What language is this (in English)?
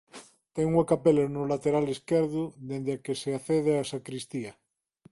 Galician